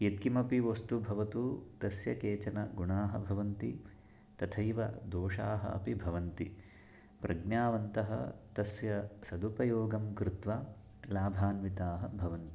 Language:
Sanskrit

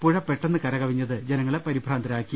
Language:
Malayalam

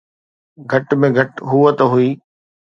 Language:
Sindhi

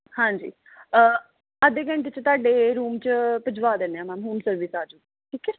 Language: Punjabi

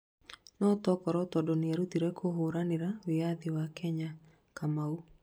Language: Kikuyu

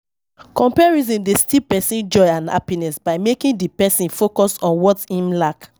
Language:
Nigerian Pidgin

